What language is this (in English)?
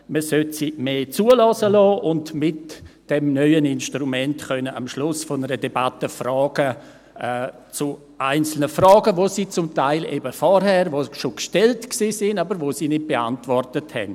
Swiss German